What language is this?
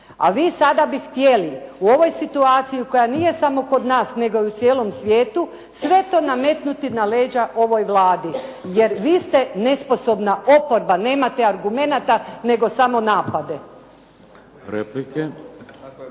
Croatian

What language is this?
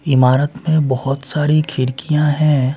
Hindi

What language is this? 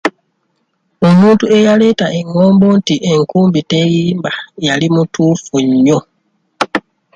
Ganda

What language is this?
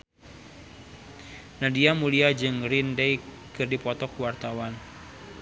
Sundanese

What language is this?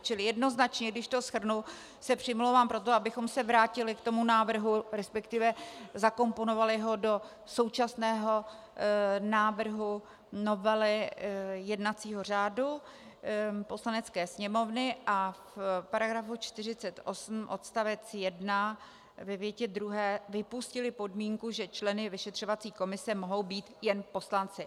Czech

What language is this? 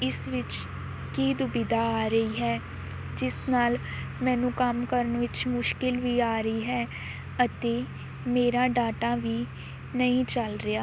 Punjabi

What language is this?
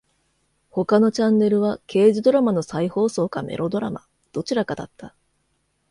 Japanese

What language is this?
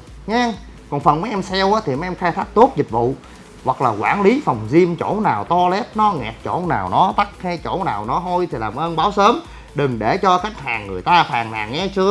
Vietnamese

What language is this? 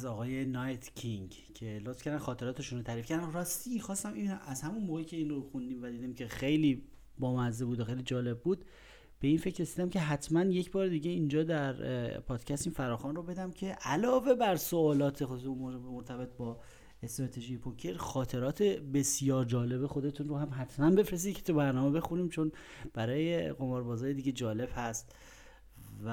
Persian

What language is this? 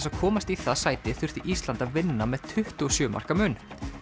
Icelandic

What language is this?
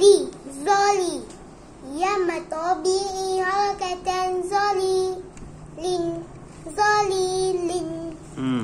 Malay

